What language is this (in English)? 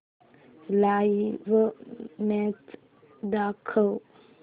Marathi